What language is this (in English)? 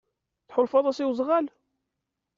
Kabyle